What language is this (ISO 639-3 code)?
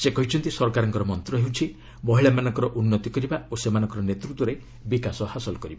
ori